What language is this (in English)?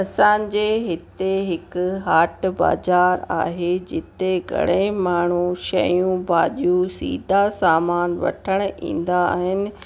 Sindhi